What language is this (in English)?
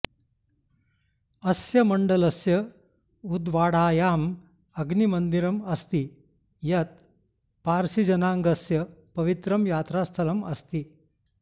Sanskrit